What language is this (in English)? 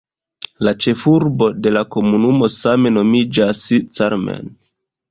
Esperanto